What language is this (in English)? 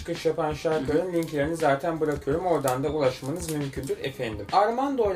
Turkish